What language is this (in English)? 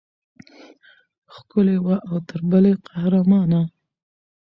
Pashto